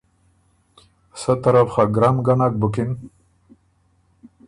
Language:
Ormuri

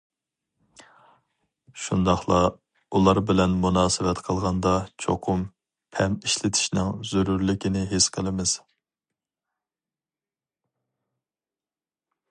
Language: Uyghur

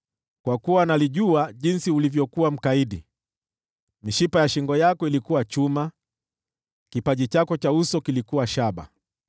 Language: Swahili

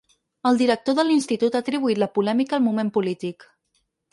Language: Catalan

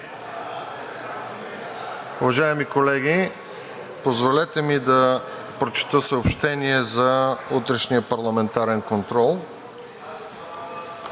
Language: Bulgarian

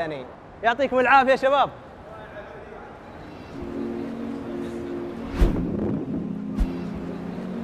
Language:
Arabic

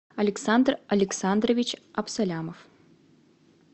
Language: Russian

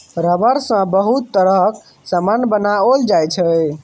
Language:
Maithili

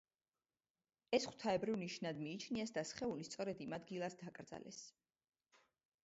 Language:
Georgian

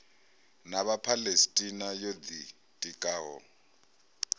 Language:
Venda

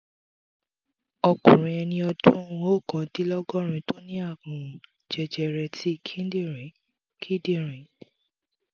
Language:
Yoruba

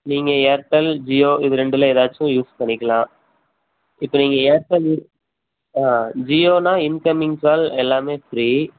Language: Tamil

